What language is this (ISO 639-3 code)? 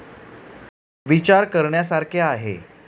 mar